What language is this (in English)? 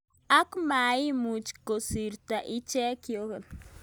Kalenjin